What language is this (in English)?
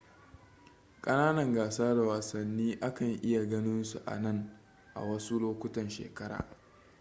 Hausa